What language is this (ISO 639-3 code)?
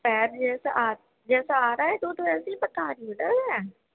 urd